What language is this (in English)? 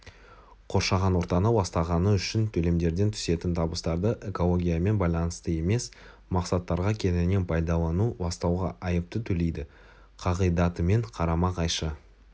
Kazakh